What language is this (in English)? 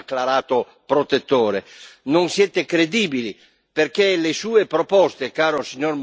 Italian